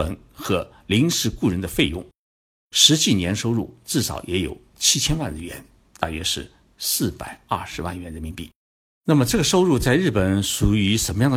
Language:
Chinese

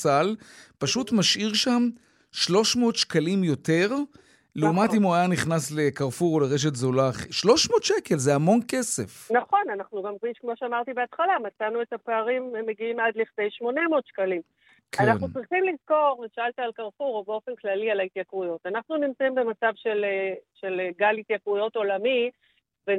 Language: Hebrew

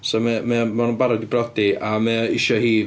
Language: Welsh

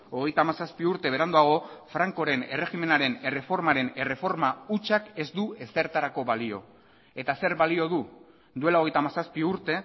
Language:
Basque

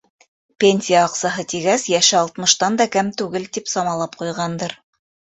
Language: Bashkir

